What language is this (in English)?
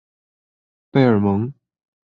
Chinese